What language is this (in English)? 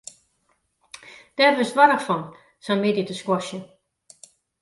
Western Frisian